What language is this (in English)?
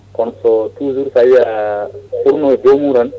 Fula